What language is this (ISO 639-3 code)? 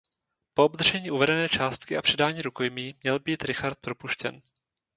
ces